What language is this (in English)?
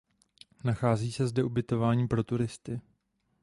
Czech